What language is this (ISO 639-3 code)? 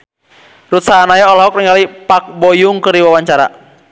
sun